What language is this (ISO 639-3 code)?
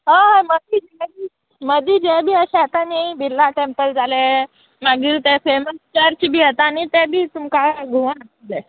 kok